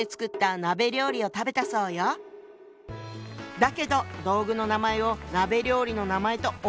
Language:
Japanese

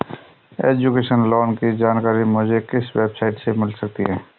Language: Hindi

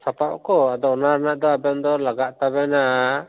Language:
Santali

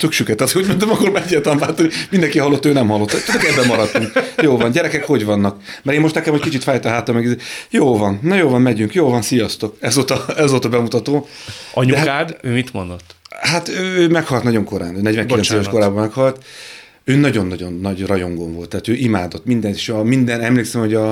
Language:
Hungarian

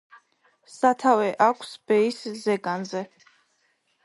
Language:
Georgian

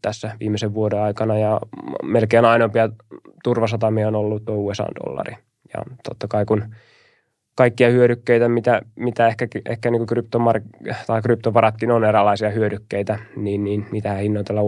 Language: Finnish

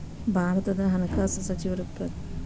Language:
Kannada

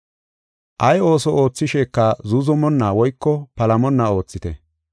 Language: Gofa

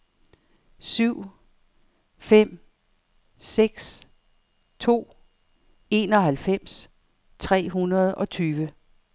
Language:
Danish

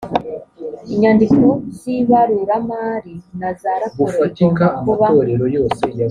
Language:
Kinyarwanda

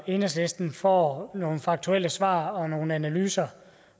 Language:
Danish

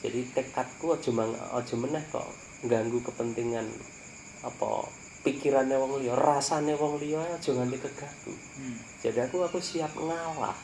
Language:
Indonesian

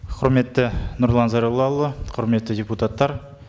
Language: Kazakh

